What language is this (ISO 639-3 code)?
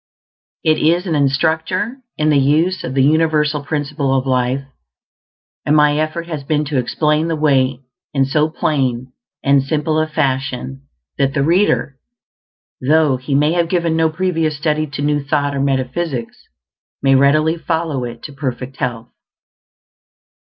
eng